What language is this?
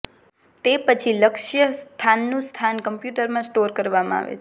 Gujarati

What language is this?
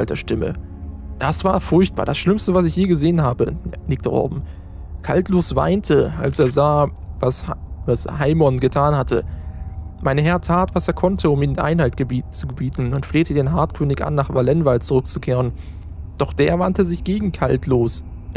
German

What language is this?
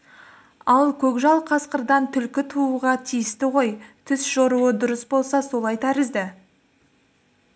Kazakh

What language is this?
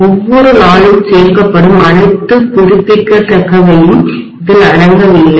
Tamil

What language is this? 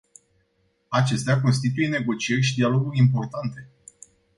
Romanian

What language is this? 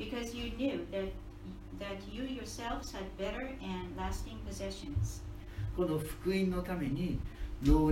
Japanese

